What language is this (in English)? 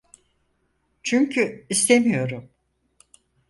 Turkish